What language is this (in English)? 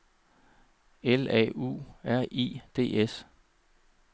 Danish